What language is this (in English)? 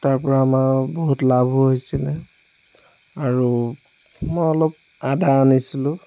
Assamese